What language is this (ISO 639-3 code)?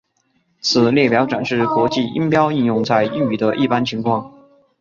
zho